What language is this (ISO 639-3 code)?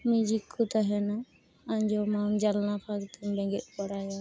sat